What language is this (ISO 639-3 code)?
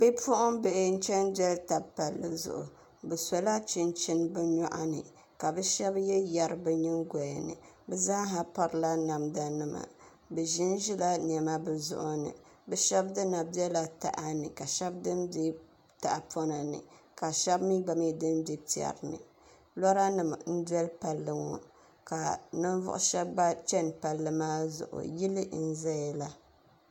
dag